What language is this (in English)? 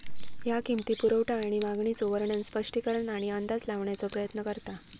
Marathi